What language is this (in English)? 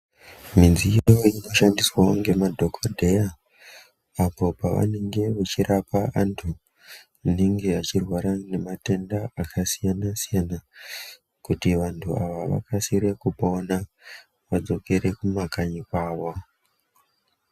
Ndau